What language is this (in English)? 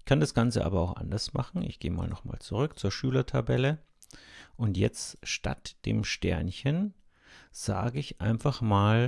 German